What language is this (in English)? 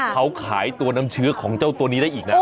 Thai